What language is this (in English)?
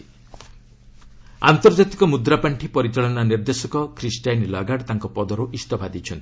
Odia